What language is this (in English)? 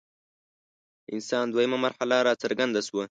Pashto